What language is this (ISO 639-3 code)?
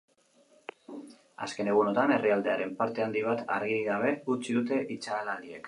eus